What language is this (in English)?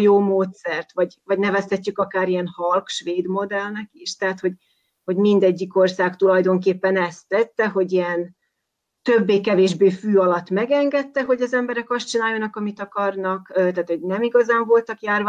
Hungarian